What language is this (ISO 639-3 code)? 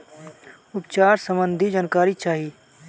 bho